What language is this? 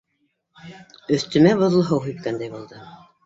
Bashkir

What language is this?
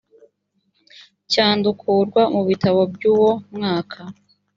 Kinyarwanda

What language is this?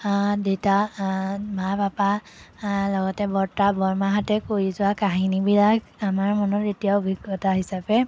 Assamese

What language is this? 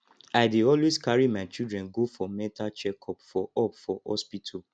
Nigerian Pidgin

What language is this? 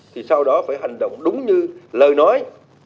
Vietnamese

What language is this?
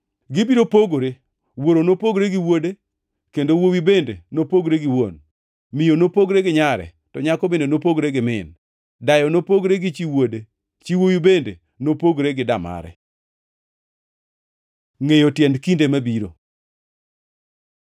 Luo (Kenya and Tanzania)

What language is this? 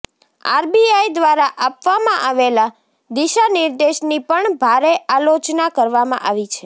Gujarati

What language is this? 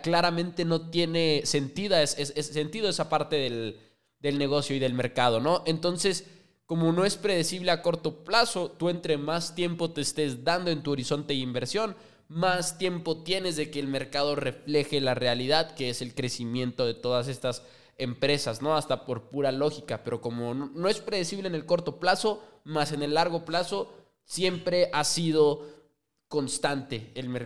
Spanish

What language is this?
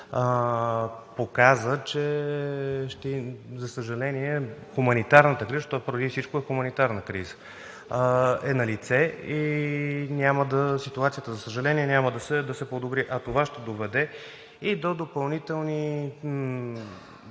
Bulgarian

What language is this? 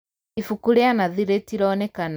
Kikuyu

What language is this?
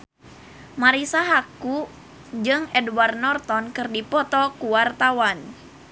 Sundanese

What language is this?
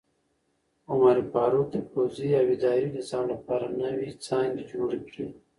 Pashto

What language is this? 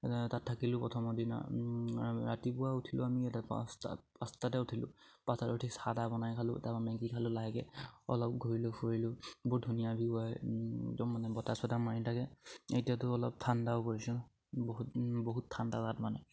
Assamese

